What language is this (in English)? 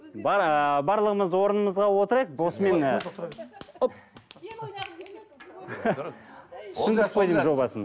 Kazakh